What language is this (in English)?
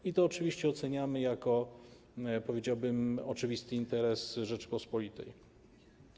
Polish